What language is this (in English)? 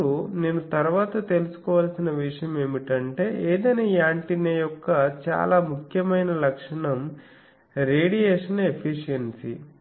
Telugu